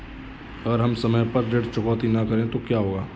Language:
Hindi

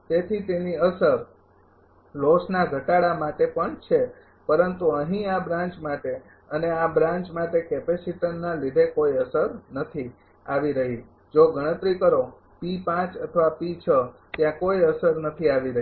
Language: Gujarati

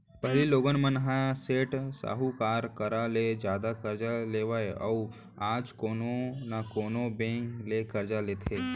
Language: Chhattisgarhi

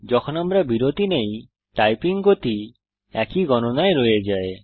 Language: Bangla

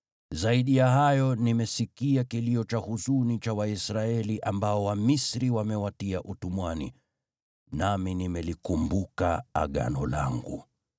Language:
Swahili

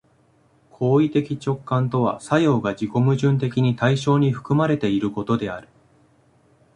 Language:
Japanese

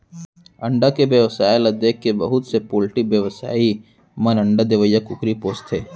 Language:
Chhattisgarhi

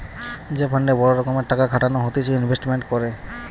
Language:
Bangla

